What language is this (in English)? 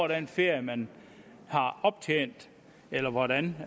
Danish